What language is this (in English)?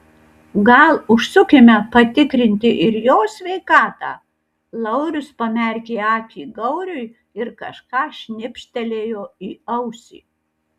Lithuanian